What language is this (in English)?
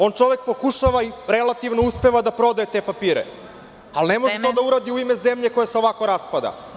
Serbian